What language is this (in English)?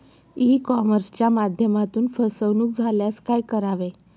Marathi